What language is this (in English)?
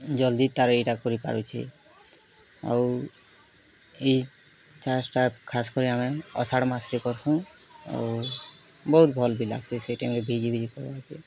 Odia